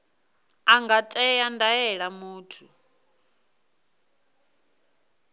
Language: Venda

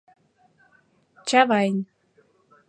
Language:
Mari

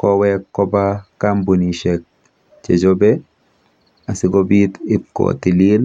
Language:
Kalenjin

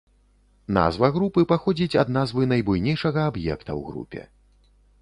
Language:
Belarusian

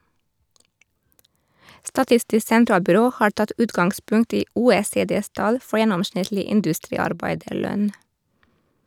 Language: Norwegian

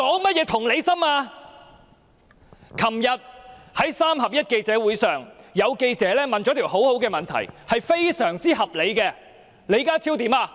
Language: Cantonese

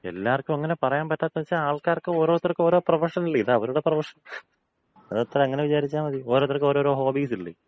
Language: Malayalam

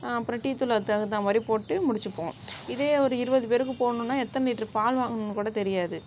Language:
Tamil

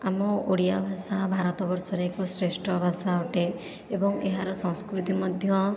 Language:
Odia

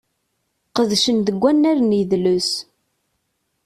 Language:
Kabyle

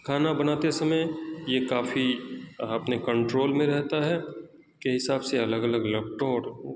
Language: Urdu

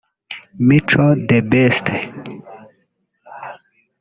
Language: Kinyarwanda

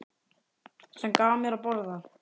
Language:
Icelandic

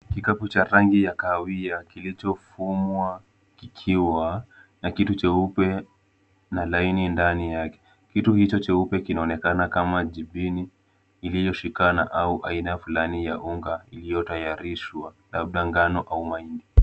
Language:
Swahili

